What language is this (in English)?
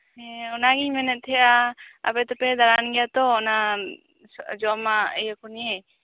Santali